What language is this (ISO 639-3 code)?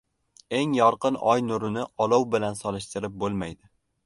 uzb